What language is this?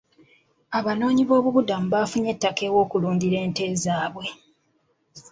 Ganda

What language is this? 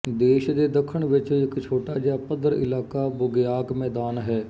Punjabi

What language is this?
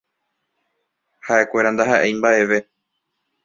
Guarani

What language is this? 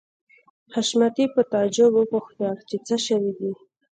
Pashto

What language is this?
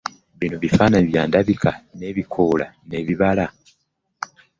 Ganda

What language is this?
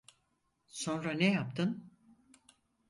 Turkish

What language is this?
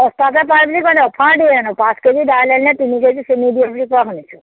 Assamese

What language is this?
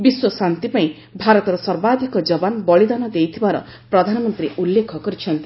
Odia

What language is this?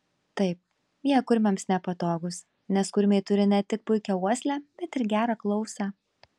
Lithuanian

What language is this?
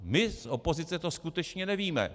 Czech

